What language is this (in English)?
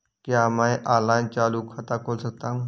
Hindi